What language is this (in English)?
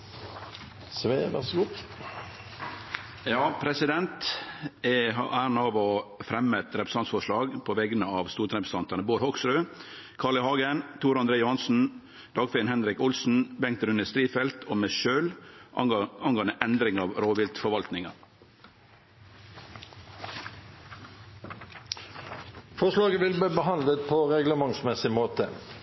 Norwegian